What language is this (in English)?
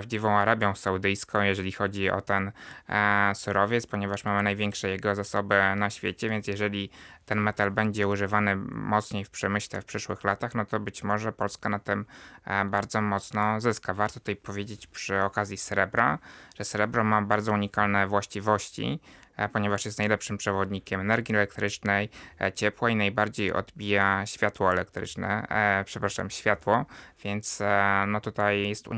Polish